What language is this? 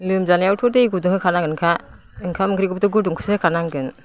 Bodo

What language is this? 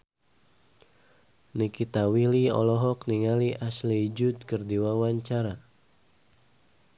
Sundanese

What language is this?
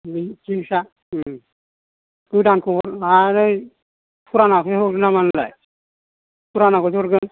Bodo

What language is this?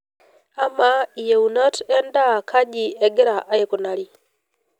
Masai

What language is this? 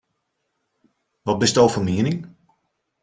Western Frisian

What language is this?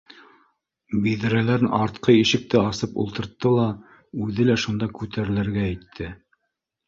Bashkir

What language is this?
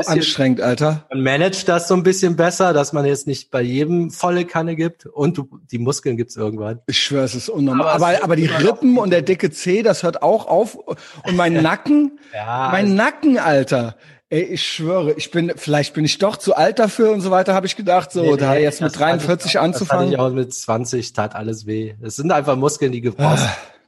German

